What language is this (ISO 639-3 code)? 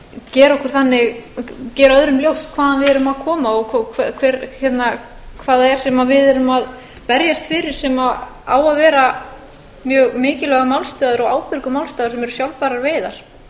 isl